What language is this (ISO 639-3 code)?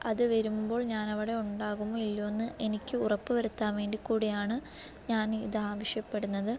mal